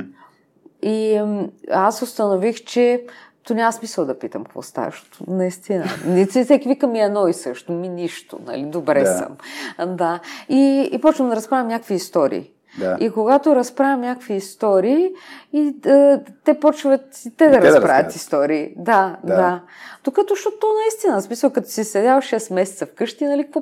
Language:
Bulgarian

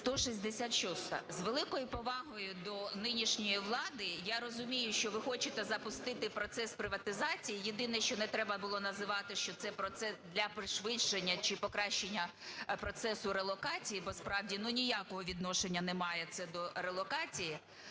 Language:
Ukrainian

